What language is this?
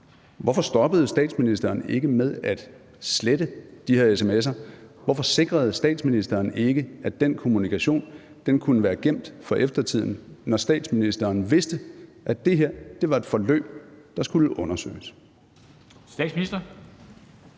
Danish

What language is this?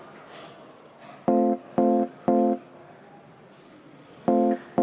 Estonian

